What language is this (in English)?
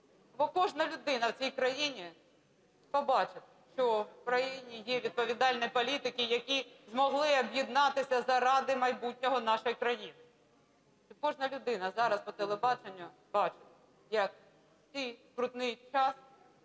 Ukrainian